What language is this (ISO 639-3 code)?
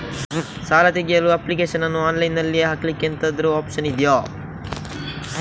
kan